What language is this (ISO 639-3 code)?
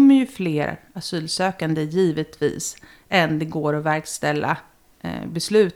swe